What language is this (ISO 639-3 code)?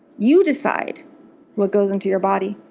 eng